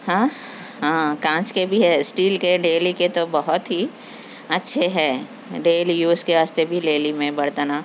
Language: Urdu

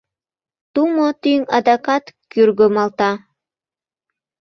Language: Mari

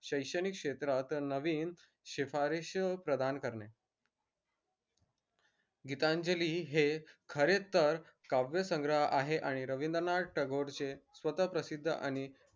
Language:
Marathi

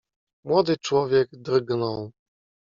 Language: Polish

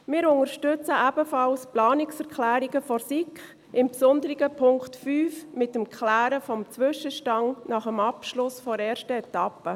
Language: Swiss German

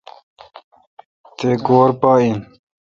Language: Kalkoti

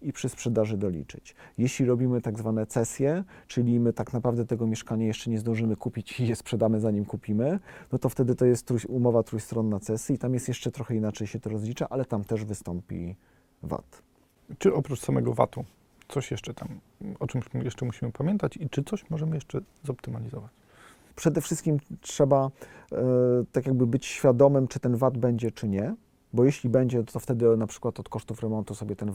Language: Polish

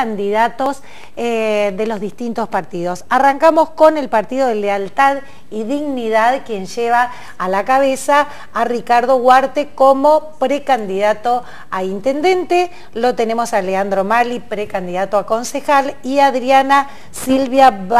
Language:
Spanish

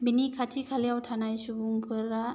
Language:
Bodo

